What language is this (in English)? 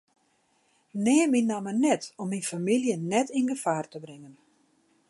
Western Frisian